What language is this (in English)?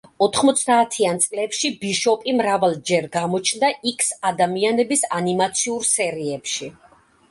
Georgian